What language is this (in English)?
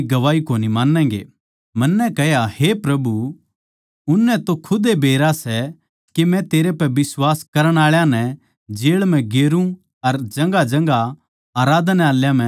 Haryanvi